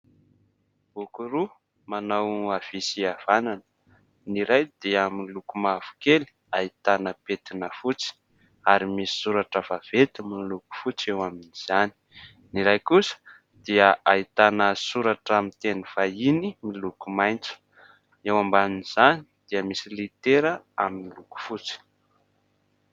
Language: Malagasy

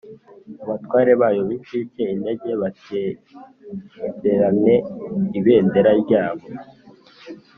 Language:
Kinyarwanda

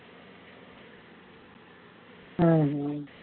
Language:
Tamil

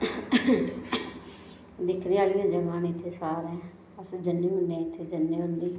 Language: Dogri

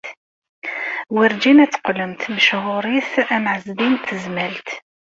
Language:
Kabyle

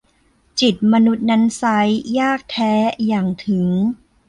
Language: Thai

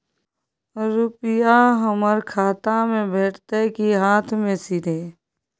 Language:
Maithili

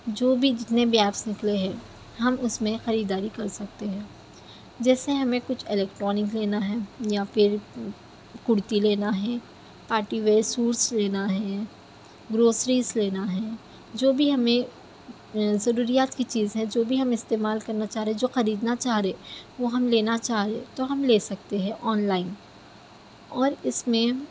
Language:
Urdu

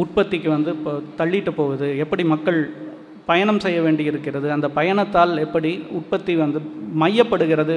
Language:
Tamil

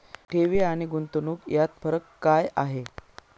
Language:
Marathi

